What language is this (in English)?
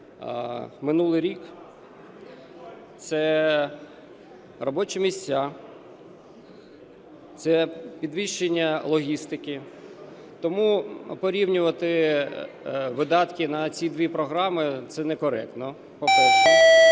Ukrainian